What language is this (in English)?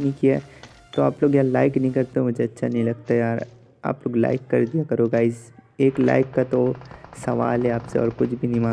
Hindi